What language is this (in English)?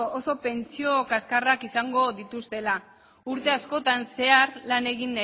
Basque